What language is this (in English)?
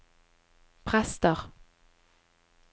Norwegian